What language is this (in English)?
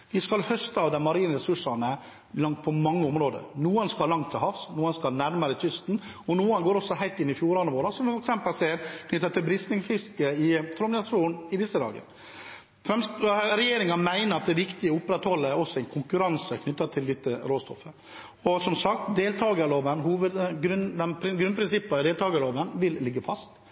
Norwegian Bokmål